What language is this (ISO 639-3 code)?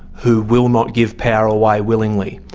eng